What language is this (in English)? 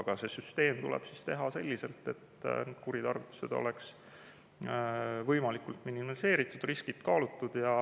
Estonian